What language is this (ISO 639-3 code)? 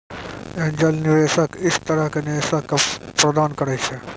mai